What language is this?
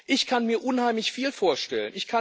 German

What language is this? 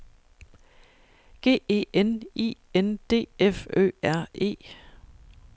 Danish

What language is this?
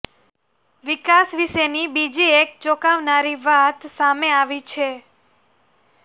Gujarati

